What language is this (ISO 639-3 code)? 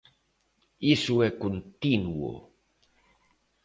glg